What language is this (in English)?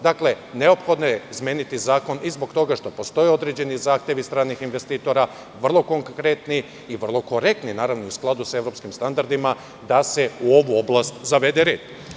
Serbian